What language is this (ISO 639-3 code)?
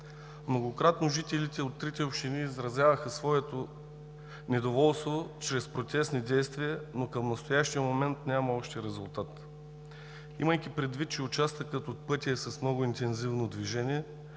bul